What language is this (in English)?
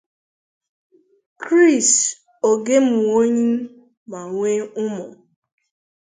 Igbo